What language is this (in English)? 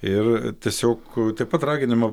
Lithuanian